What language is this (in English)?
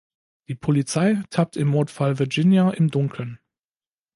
German